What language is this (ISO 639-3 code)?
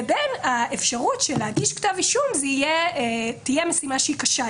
heb